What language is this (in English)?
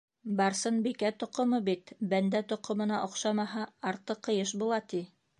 Bashkir